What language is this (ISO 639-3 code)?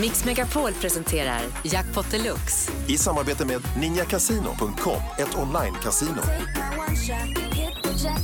swe